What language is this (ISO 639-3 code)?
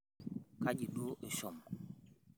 mas